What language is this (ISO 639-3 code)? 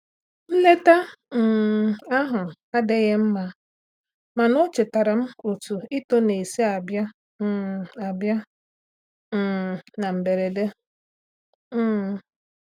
ibo